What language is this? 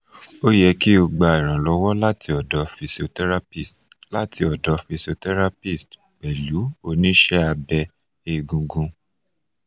Yoruba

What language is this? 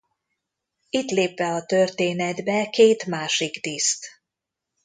Hungarian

